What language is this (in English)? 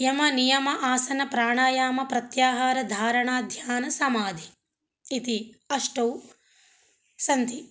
Sanskrit